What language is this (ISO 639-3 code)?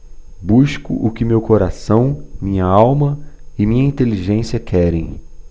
por